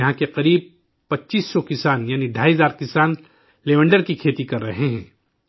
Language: Urdu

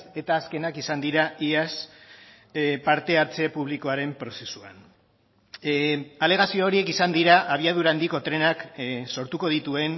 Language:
Basque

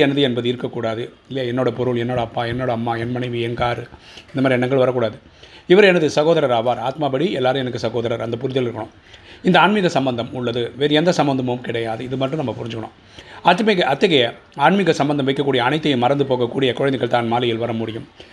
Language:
Tamil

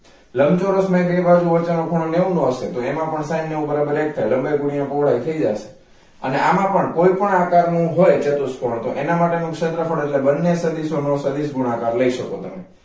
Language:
Gujarati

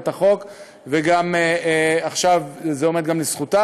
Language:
Hebrew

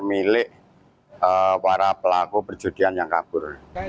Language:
Indonesian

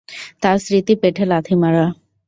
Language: Bangla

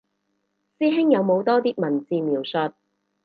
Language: Cantonese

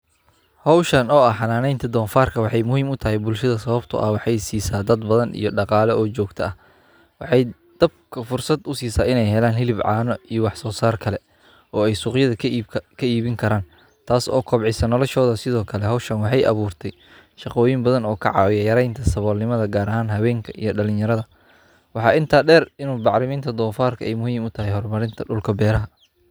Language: Somali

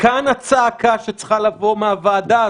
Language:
Hebrew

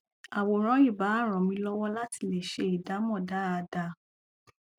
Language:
Yoruba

